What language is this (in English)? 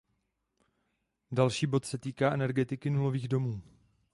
Czech